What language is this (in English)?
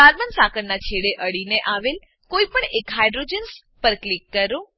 Gujarati